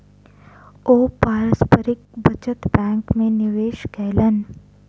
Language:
Maithili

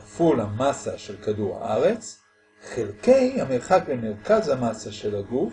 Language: Hebrew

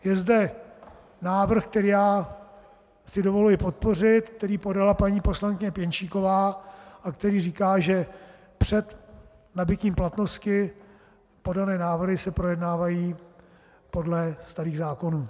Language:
Czech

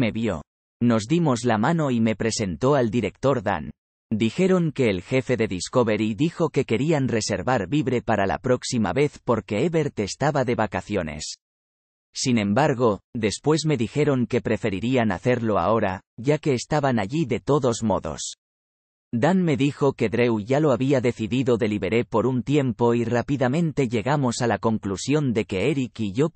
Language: Spanish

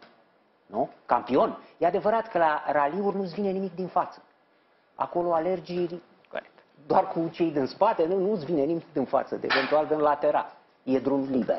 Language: Romanian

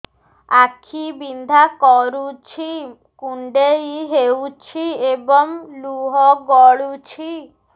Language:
Odia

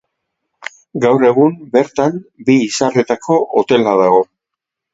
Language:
Basque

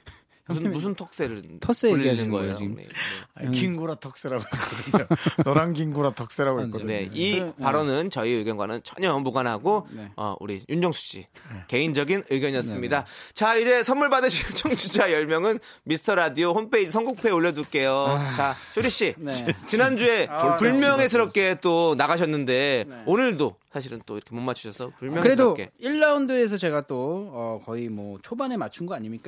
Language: Korean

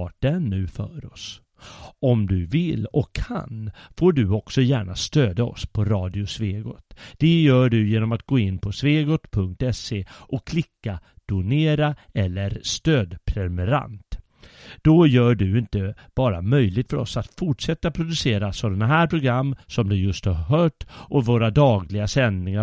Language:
Swedish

